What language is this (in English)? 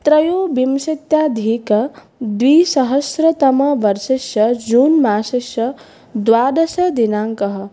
Sanskrit